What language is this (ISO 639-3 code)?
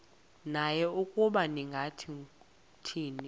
xho